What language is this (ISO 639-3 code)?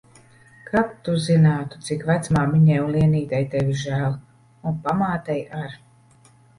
lav